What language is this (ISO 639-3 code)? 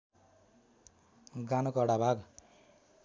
nep